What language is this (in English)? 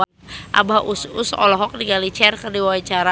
Sundanese